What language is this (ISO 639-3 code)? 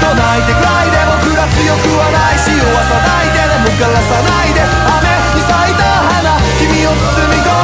vie